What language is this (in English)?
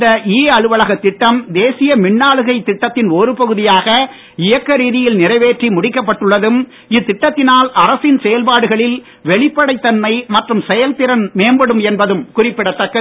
Tamil